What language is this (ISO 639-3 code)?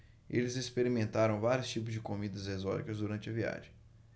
por